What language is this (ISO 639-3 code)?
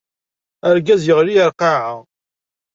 kab